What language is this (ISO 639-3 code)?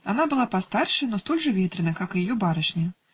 rus